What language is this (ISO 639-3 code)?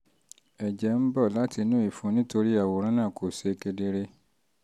yor